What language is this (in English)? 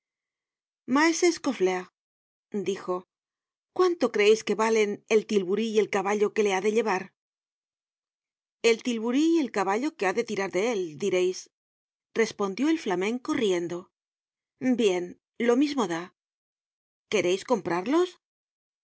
Spanish